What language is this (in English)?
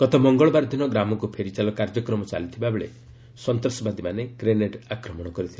Odia